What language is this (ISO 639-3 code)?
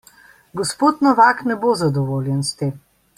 slv